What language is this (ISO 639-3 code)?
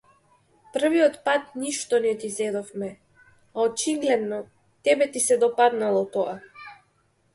mkd